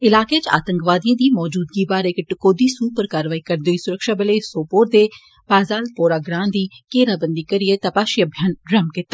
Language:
Dogri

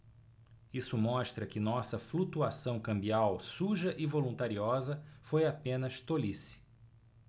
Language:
Portuguese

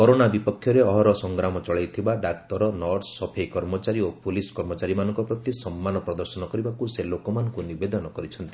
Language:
Odia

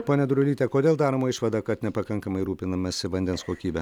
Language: Lithuanian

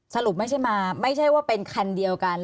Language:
Thai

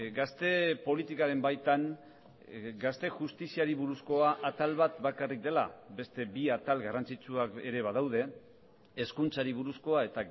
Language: Basque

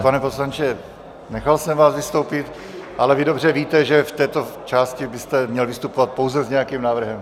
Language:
Czech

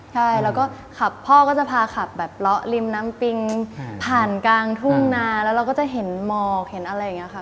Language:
Thai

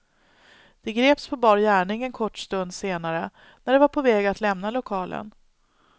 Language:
Swedish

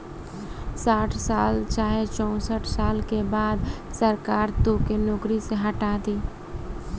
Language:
Bhojpuri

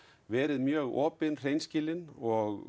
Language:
Icelandic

